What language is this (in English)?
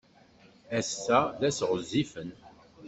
Kabyle